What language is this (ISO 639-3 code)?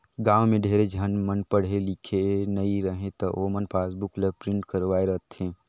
hne